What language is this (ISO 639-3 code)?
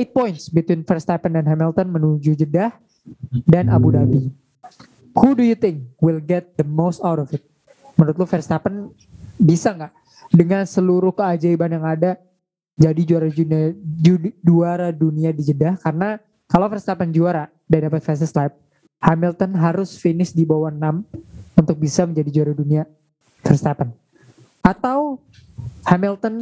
ind